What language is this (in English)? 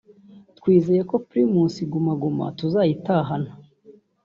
Kinyarwanda